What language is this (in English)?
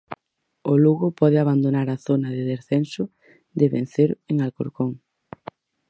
Galician